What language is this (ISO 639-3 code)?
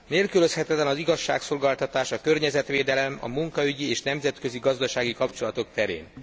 hun